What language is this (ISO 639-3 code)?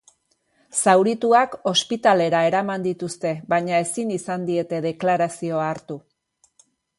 eus